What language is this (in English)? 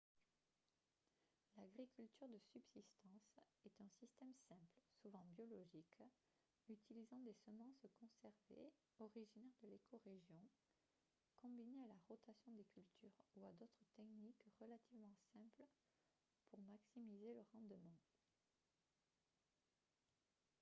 French